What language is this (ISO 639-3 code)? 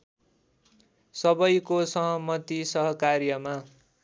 nep